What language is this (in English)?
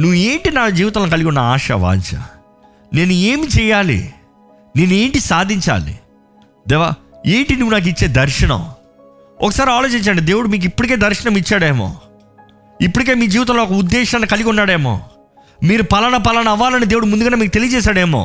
Telugu